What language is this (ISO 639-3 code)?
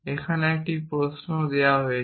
ben